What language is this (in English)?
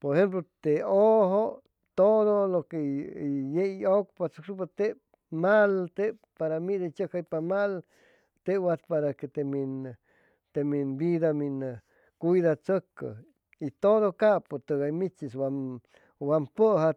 Chimalapa Zoque